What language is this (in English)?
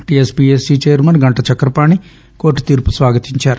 Telugu